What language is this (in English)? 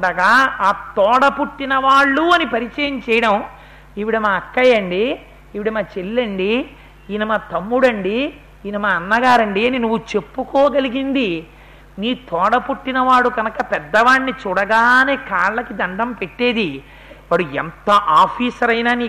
Telugu